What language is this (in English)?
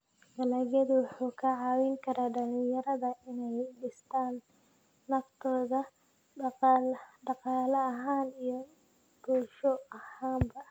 Somali